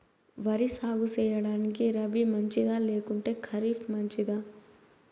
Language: Telugu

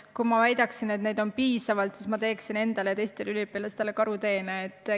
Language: Estonian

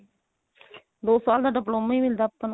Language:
Punjabi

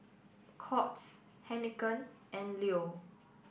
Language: English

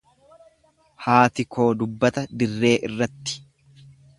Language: Oromo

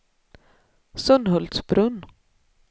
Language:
Swedish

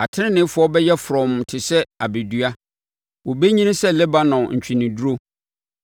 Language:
Akan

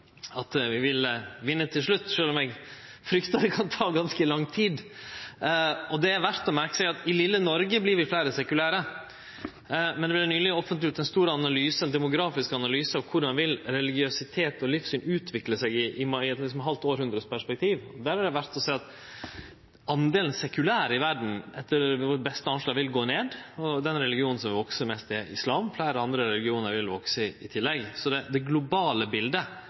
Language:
Norwegian Nynorsk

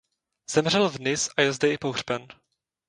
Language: Czech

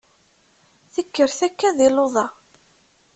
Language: Kabyle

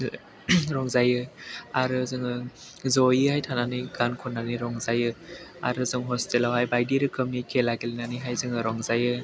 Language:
Bodo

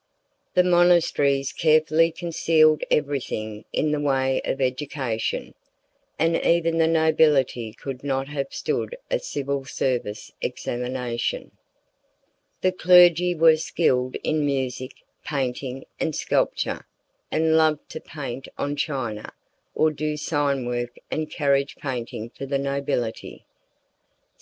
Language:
English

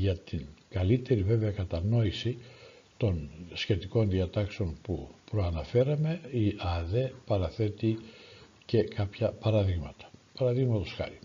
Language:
Greek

